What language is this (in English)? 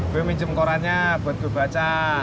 Indonesian